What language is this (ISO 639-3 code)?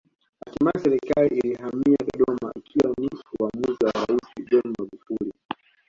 swa